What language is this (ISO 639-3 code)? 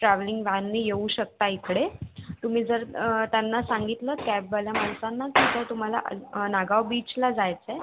mar